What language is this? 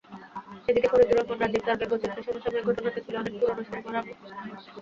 Bangla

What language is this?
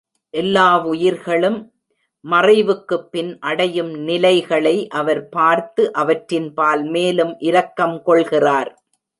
Tamil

